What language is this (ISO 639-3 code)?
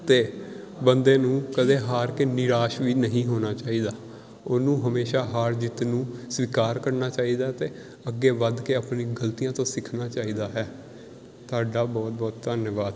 pan